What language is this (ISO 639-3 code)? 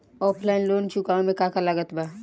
bho